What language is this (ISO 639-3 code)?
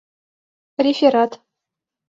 chm